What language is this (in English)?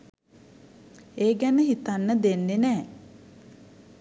Sinhala